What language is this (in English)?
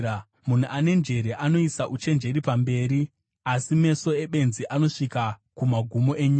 Shona